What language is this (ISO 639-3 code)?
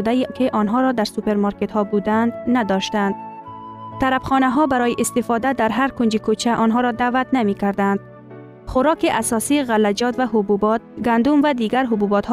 fas